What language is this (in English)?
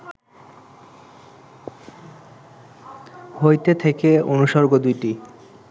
Bangla